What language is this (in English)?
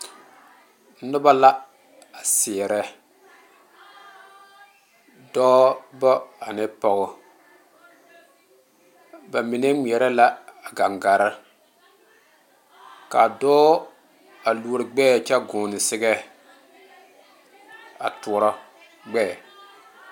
Southern Dagaare